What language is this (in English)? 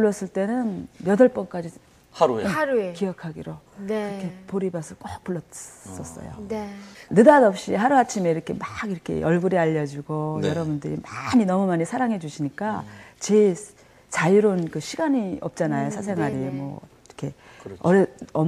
Korean